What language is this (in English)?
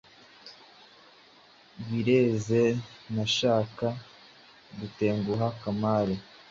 Kinyarwanda